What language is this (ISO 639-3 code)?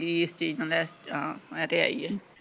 pan